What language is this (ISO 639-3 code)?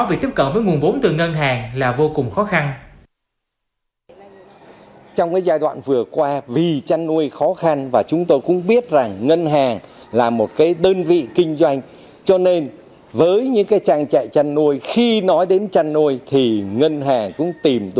vie